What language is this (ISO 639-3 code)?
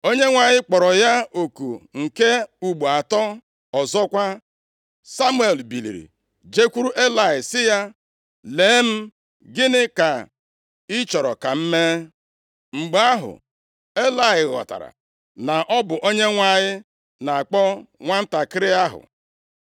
ibo